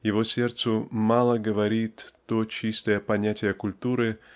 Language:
Russian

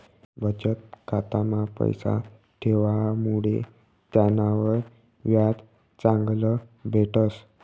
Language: Marathi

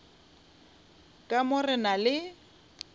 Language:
Northern Sotho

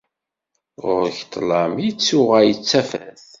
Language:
Kabyle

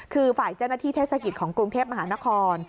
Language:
Thai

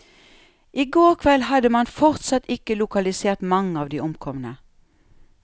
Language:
Norwegian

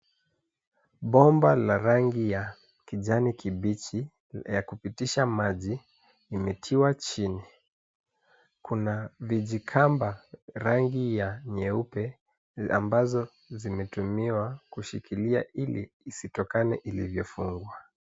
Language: Swahili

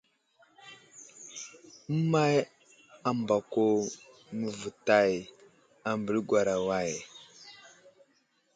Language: Wuzlam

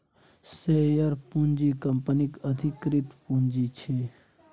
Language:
Maithili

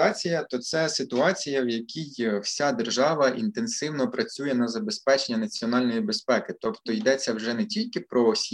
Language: Ukrainian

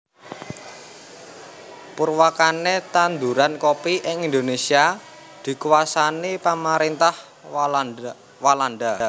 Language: Javanese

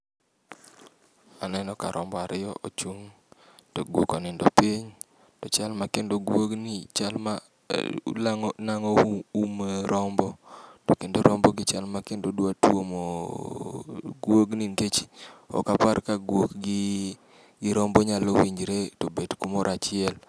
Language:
Luo (Kenya and Tanzania)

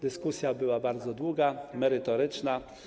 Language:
Polish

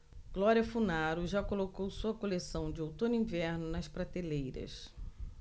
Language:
Portuguese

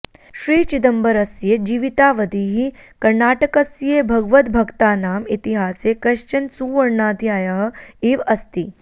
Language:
Sanskrit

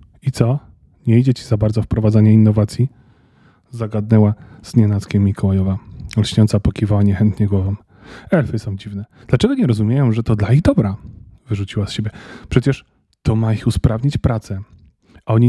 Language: Polish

